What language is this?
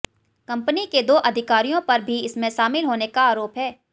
Hindi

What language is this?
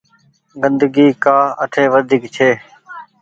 Goaria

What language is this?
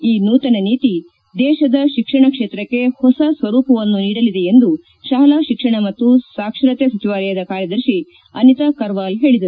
Kannada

